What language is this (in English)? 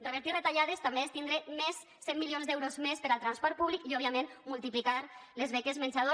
Catalan